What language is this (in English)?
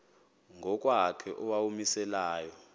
Xhosa